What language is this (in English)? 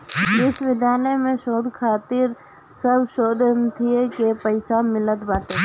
Bhojpuri